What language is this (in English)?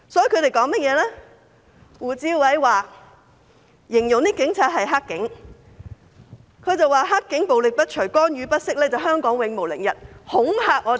Cantonese